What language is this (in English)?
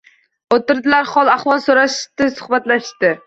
Uzbek